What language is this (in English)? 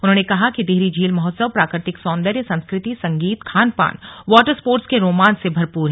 Hindi